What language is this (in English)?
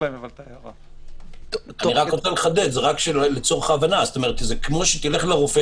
Hebrew